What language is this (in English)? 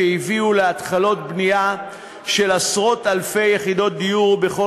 Hebrew